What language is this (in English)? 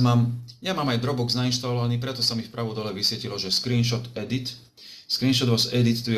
Slovak